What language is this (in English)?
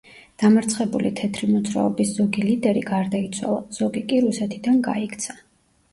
Georgian